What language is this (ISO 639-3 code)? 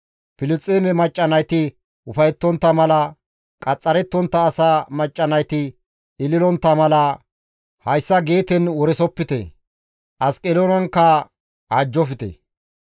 gmv